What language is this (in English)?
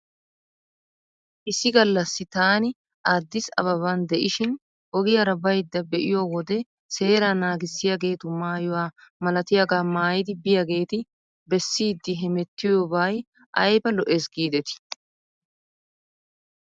Wolaytta